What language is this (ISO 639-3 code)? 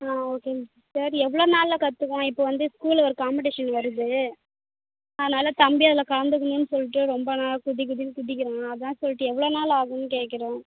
tam